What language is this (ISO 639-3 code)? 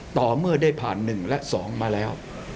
tha